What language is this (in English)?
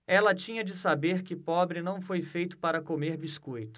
Portuguese